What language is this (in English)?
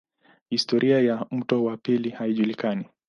Swahili